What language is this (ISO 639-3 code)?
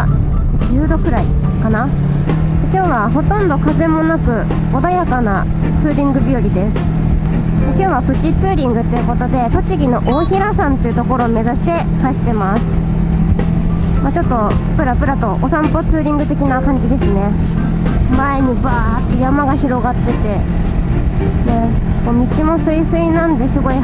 jpn